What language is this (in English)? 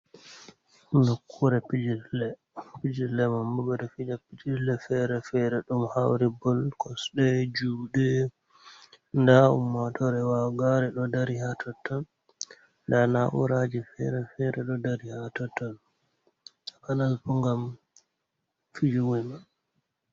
Fula